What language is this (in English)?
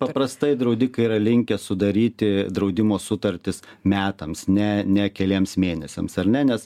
Lithuanian